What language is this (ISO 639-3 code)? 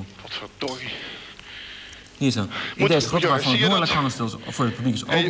nld